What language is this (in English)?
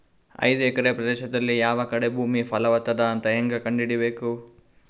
Kannada